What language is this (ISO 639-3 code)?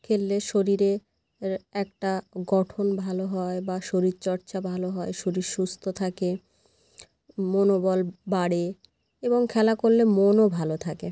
ben